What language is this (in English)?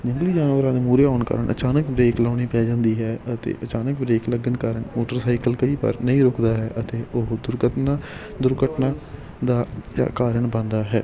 Punjabi